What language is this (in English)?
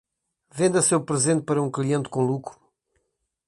Portuguese